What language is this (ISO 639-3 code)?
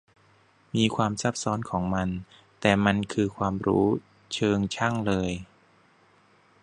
tha